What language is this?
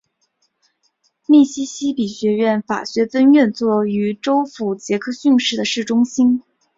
Chinese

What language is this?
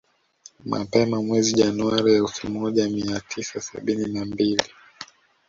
Swahili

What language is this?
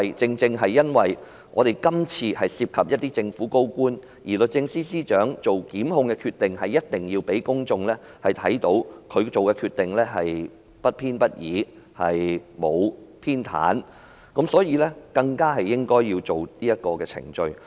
Cantonese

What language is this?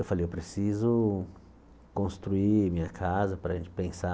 Portuguese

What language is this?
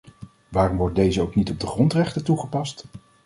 Dutch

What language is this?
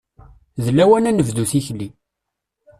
Kabyle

